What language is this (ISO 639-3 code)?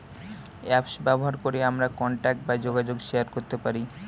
ben